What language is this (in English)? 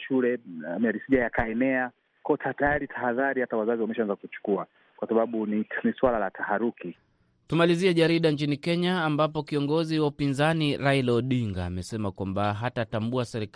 Swahili